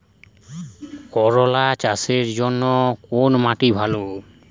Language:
Bangla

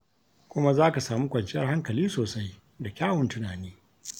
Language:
Hausa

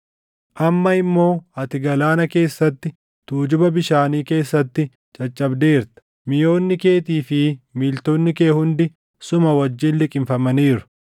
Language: Oromo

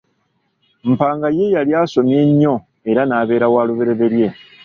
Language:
Ganda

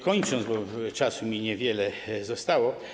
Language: Polish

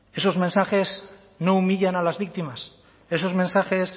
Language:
Spanish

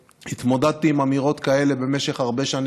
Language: Hebrew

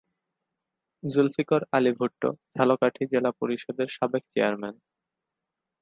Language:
Bangla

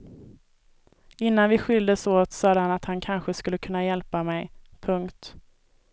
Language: Swedish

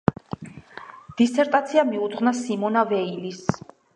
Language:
Georgian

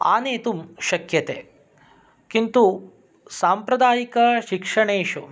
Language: Sanskrit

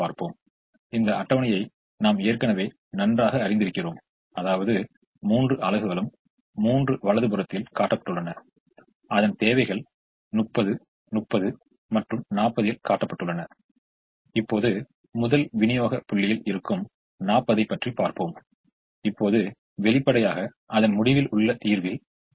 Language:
Tamil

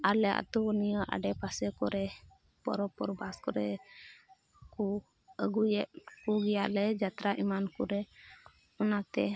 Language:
Santali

